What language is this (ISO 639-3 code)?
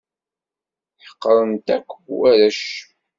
kab